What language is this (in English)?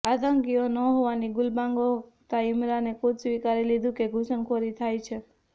Gujarati